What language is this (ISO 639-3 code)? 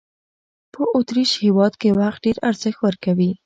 pus